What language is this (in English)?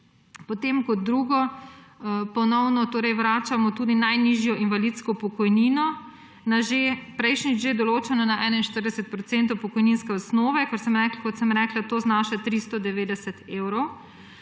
Slovenian